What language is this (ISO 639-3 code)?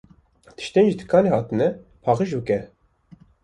kur